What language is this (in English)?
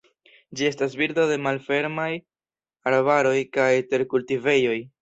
Esperanto